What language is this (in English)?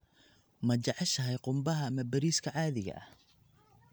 Somali